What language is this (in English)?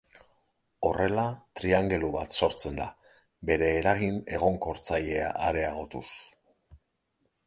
Basque